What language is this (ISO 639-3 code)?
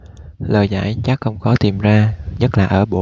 vie